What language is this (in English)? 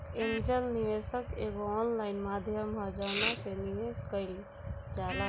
Bhojpuri